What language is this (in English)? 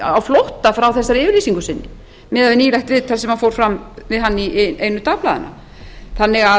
Icelandic